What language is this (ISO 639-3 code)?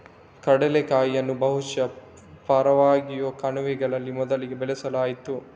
kan